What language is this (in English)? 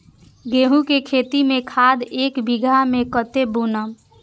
Maithili